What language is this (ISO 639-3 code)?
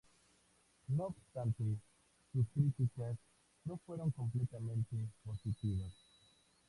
spa